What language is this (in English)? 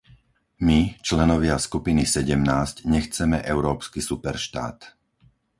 Slovak